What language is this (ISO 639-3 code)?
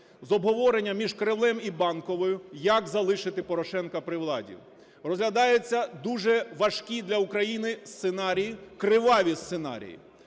ukr